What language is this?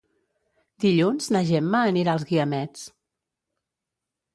Catalan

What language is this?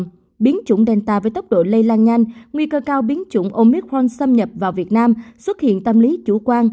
Vietnamese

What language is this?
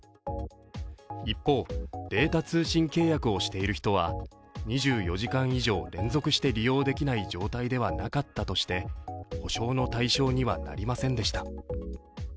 Japanese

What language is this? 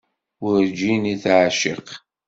Kabyle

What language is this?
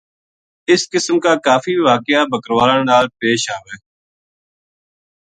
Gujari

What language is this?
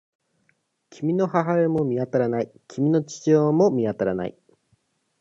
Japanese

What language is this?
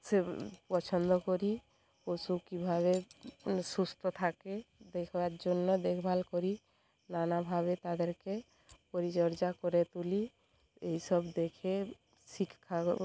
Bangla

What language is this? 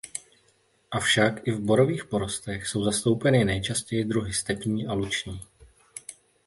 Czech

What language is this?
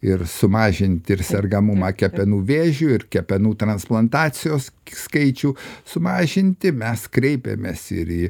Lithuanian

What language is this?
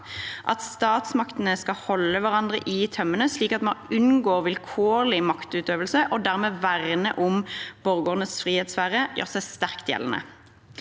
Norwegian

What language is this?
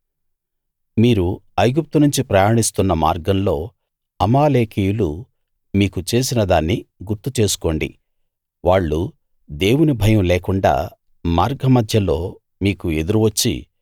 Telugu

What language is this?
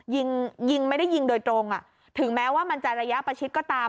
Thai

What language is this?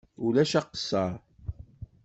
Kabyle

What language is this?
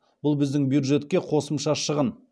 Kazakh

